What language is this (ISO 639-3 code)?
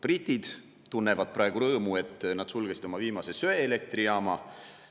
est